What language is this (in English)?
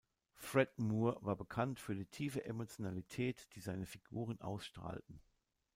German